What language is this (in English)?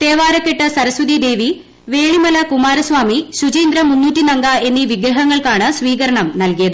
Malayalam